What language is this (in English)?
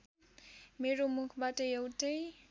Nepali